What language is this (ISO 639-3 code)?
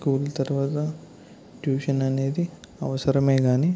tel